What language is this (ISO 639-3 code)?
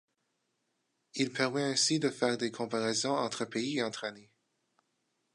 fra